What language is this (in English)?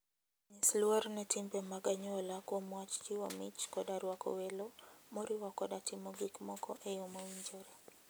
Luo (Kenya and Tanzania)